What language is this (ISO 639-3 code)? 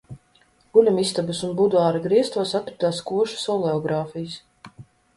lav